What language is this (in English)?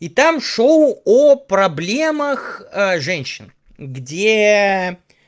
Russian